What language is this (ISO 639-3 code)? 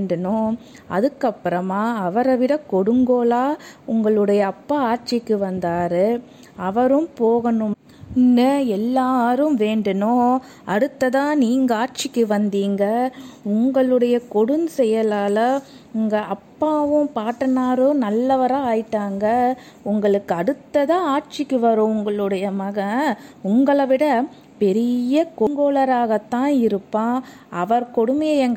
tam